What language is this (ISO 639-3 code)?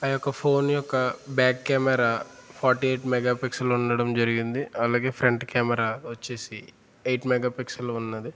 tel